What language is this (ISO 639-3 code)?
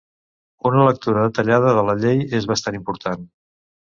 cat